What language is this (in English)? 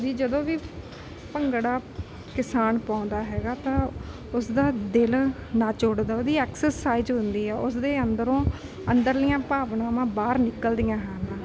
Punjabi